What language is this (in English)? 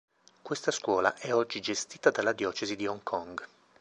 Italian